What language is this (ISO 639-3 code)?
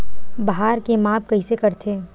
hne